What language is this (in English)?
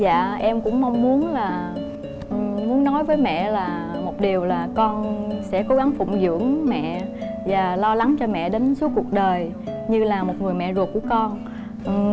Vietnamese